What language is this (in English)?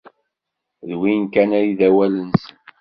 Kabyle